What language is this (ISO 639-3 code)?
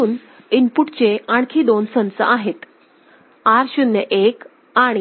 mar